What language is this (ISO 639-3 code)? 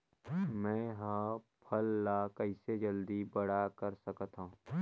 hne